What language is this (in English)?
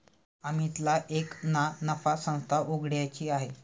Marathi